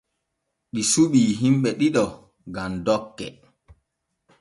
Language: Borgu Fulfulde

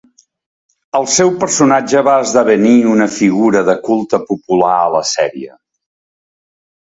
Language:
Catalan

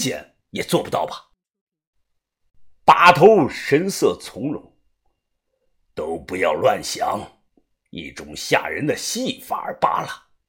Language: Chinese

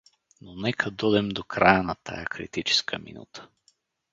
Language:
Bulgarian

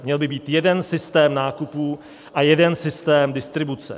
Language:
Czech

